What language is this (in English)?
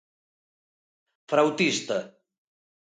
Galician